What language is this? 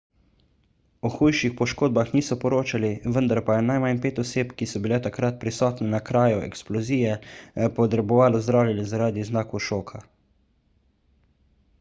Slovenian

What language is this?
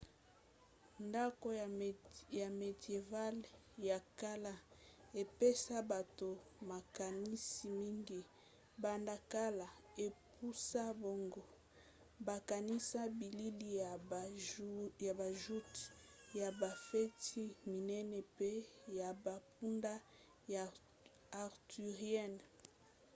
Lingala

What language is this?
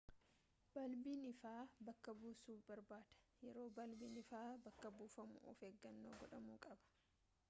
Oromo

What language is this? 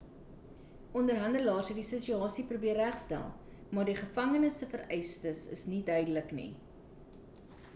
Afrikaans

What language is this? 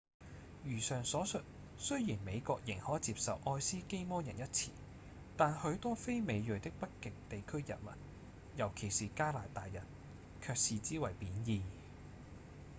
Cantonese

